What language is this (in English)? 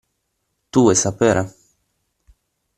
Italian